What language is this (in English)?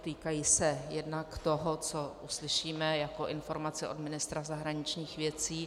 Czech